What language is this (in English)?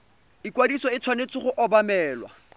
Tswana